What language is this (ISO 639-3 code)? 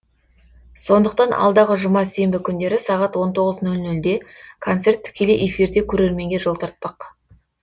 kaz